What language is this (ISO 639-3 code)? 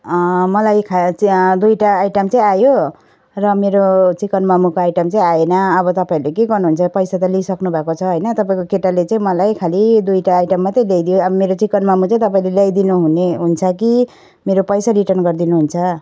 nep